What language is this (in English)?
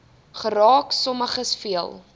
Afrikaans